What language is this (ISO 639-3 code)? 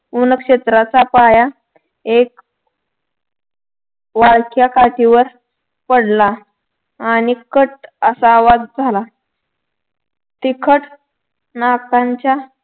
mar